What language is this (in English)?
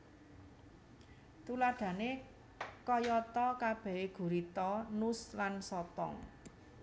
Javanese